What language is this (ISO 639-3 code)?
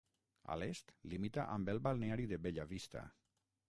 cat